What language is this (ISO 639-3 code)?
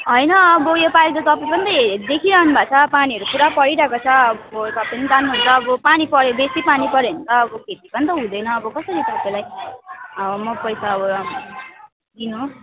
nep